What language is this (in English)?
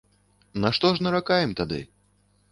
Belarusian